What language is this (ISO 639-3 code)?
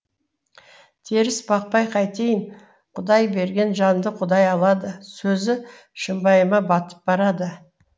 kaz